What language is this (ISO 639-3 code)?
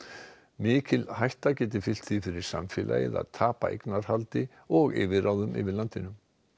isl